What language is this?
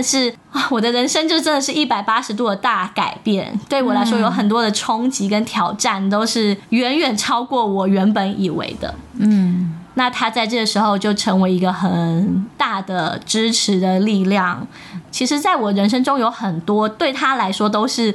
Chinese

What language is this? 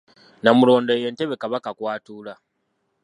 Ganda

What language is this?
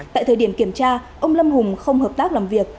Vietnamese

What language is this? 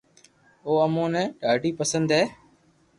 Loarki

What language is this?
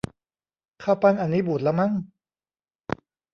Thai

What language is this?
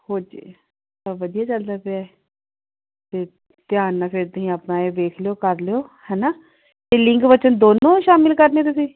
Punjabi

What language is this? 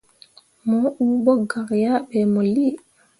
Mundang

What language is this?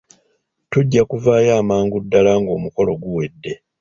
Ganda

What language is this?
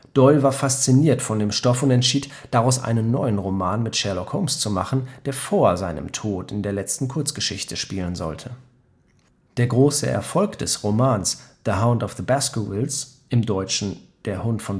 German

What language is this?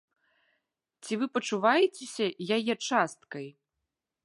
Belarusian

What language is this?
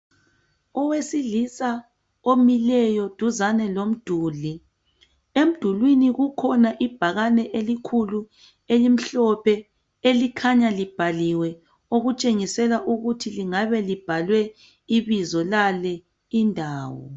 North Ndebele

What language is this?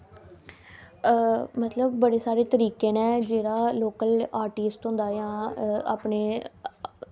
Dogri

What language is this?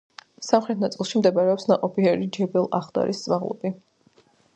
Georgian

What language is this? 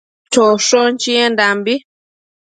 Matsés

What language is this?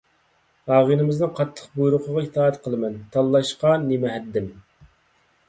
Uyghur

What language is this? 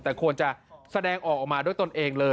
Thai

